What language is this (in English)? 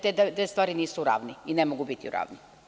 Serbian